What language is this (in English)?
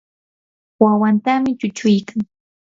Yanahuanca Pasco Quechua